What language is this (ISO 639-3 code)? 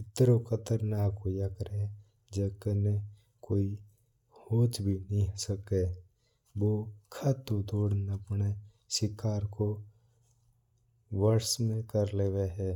mtr